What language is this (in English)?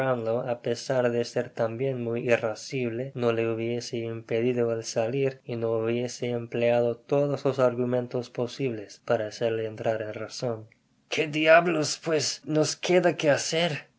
Spanish